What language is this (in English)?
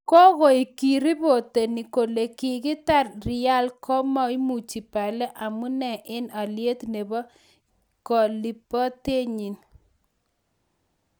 Kalenjin